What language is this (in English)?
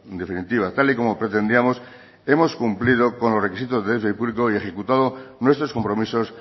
Spanish